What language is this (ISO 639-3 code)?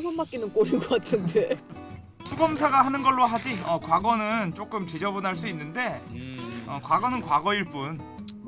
kor